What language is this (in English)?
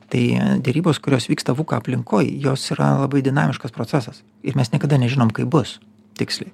Lithuanian